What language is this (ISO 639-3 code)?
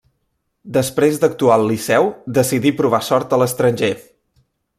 cat